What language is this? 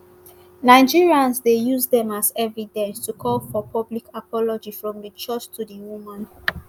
Nigerian Pidgin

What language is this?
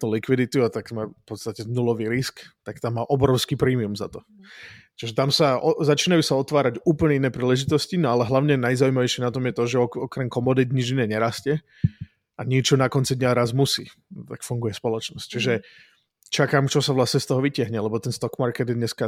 Czech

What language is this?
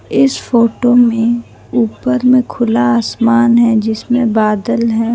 Hindi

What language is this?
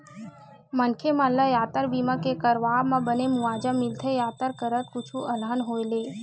Chhattisgarhi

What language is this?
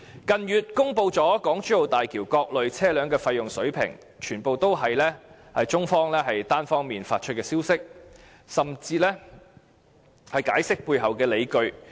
Cantonese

